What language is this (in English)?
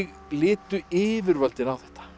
Icelandic